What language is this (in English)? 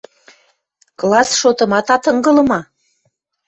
Western Mari